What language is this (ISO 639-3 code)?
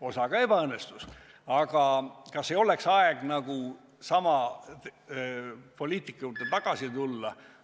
est